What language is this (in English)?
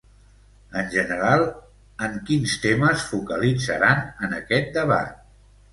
Catalan